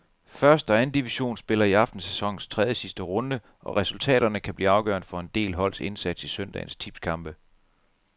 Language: Danish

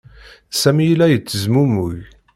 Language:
Kabyle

